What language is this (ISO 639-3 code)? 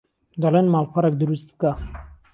ckb